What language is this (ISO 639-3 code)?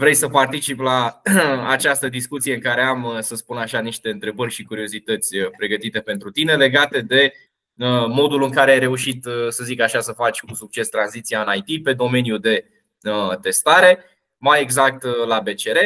ron